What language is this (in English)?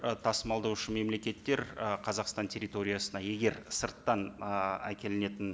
Kazakh